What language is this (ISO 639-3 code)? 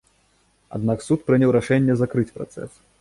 bel